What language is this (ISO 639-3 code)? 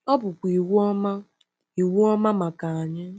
ibo